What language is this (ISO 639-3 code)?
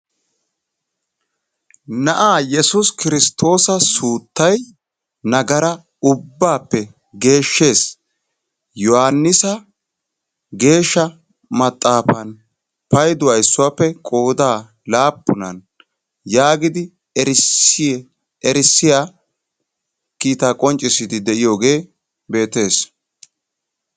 wal